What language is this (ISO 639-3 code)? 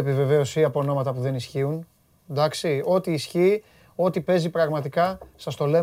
ell